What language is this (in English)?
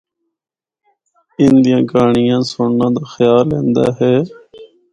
Northern Hindko